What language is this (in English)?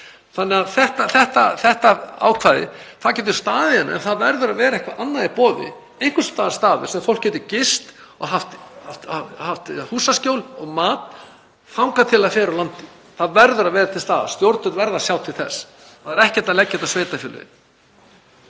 Icelandic